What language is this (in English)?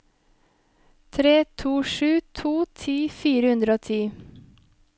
Norwegian